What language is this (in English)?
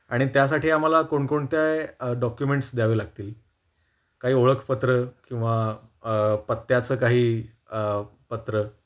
Marathi